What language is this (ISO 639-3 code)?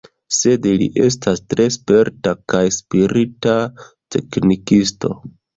epo